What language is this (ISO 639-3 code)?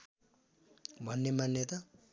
nep